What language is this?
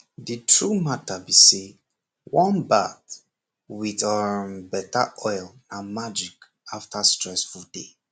Nigerian Pidgin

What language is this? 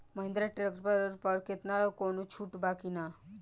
Bhojpuri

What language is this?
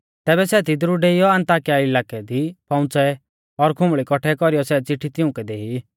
Mahasu Pahari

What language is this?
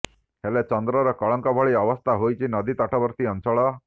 Odia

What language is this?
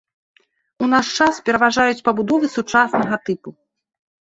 Belarusian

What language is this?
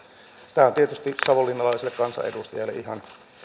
Finnish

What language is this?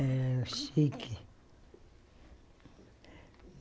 Portuguese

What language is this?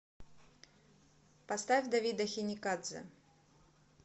Russian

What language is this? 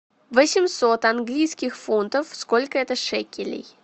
Russian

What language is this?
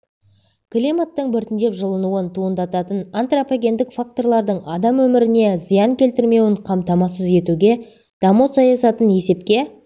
Kazakh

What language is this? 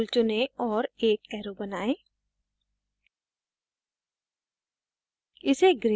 Hindi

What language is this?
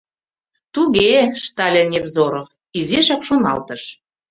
Mari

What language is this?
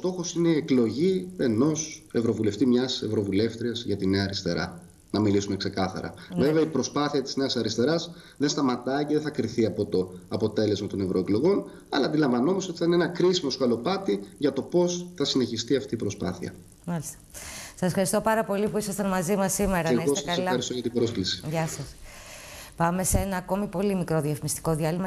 Greek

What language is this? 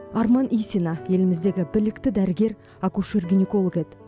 Kazakh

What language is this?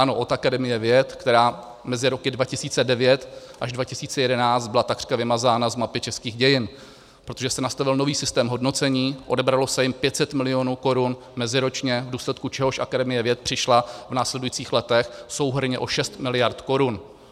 Czech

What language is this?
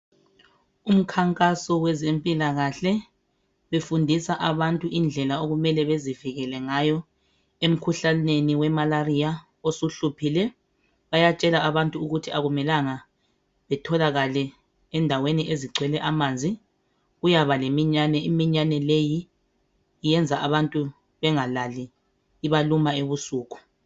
North Ndebele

